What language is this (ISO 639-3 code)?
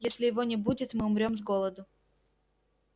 rus